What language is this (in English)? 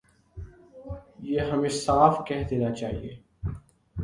Urdu